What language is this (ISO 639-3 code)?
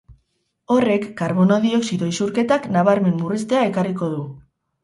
eus